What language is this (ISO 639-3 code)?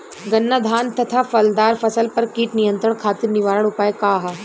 bho